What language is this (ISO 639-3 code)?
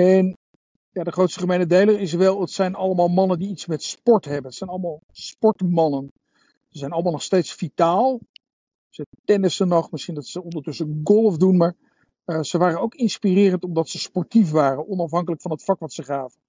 nld